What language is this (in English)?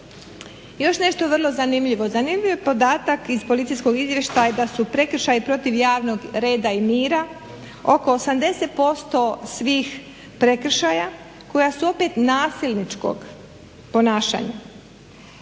Croatian